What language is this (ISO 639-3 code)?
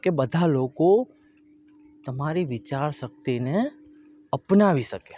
guj